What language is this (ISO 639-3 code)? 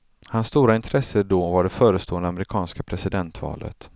swe